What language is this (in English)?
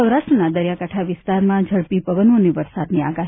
Gujarati